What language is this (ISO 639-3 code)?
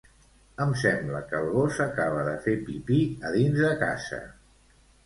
cat